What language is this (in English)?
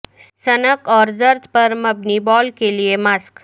Urdu